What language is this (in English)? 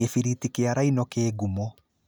Kikuyu